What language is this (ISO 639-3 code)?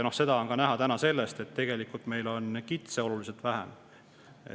est